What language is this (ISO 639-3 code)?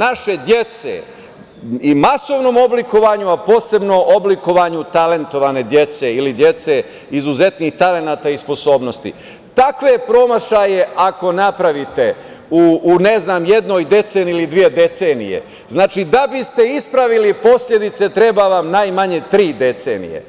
srp